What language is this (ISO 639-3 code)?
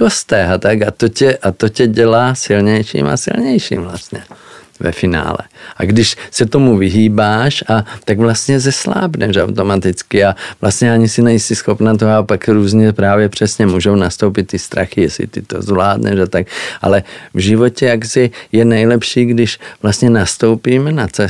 ces